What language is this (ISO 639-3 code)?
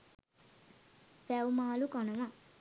sin